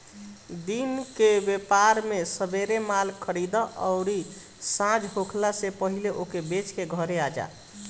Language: Bhojpuri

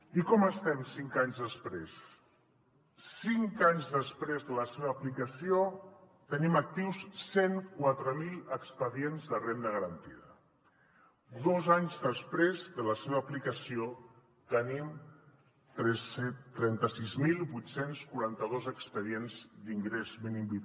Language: Catalan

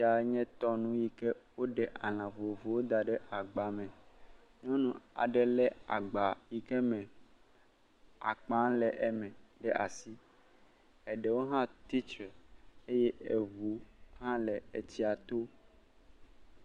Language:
Ewe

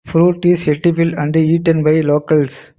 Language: English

